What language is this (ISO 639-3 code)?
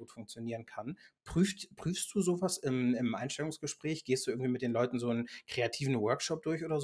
deu